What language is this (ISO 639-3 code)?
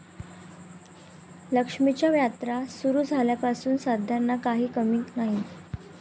mar